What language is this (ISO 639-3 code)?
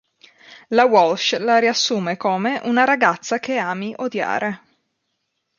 ita